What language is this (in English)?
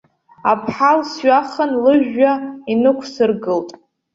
Abkhazian